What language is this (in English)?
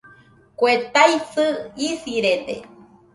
Nüpode Huitoto